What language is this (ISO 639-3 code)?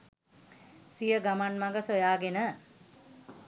sin